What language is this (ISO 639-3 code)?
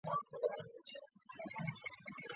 zho